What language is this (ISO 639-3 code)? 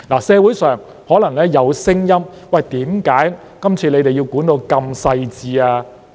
yue